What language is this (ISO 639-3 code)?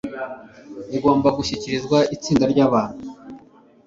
kin